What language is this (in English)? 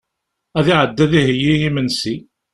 Kabyle